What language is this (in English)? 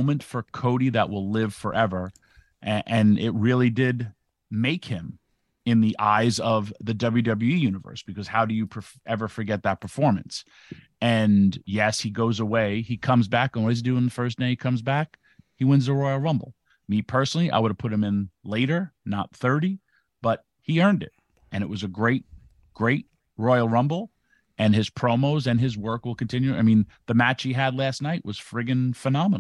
English